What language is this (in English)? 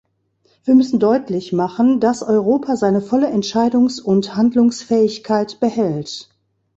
German